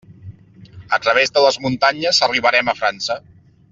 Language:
Catalan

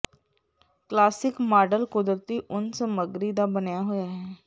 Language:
Punjabi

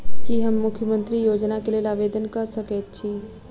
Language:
Maithili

